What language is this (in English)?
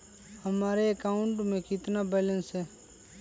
Magahi